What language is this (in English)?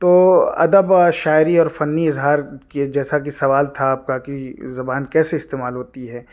Urdu